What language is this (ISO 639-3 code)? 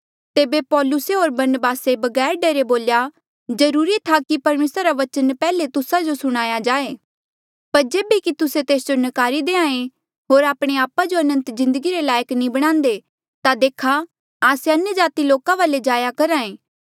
mjl